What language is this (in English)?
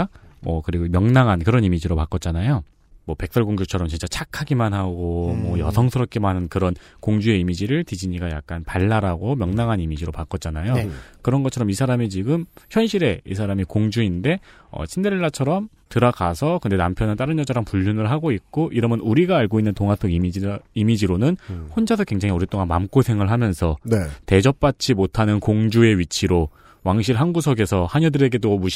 Korean